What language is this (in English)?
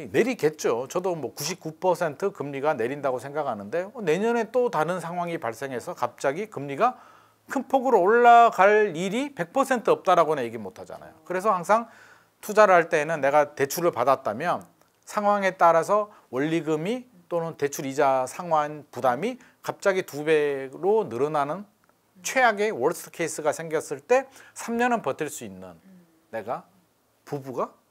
Korean